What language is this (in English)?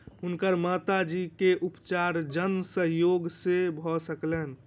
Maithili